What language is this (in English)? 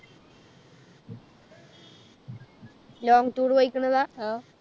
Malayalam